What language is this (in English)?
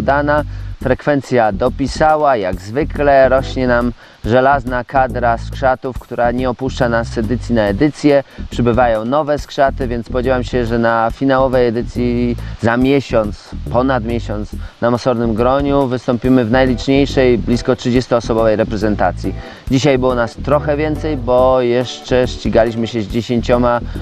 Polish